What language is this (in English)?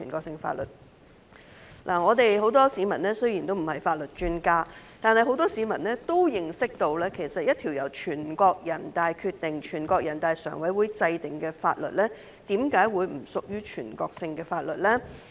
Cantonese